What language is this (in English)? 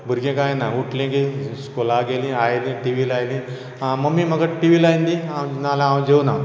Konkani